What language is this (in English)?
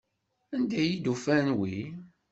Kabyle